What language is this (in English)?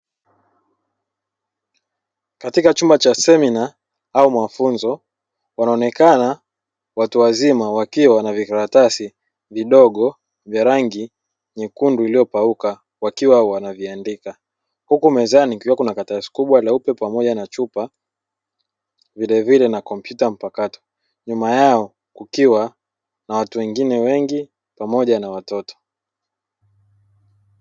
Swahili